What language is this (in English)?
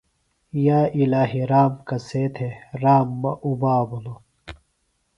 Phalura